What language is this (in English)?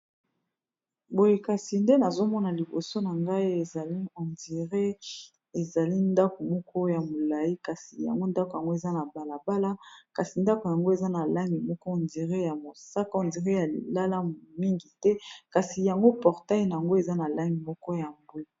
Lingala